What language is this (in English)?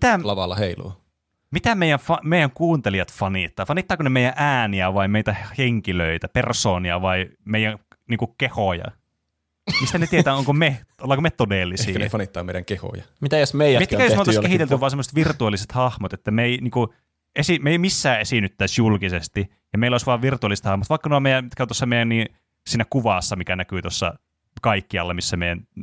Finnish